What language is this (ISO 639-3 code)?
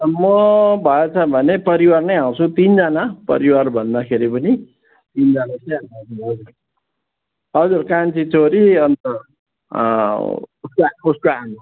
nep